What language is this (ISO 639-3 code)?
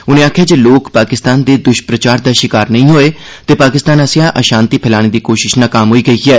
doi